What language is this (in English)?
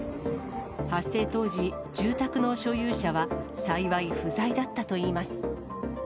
Japanese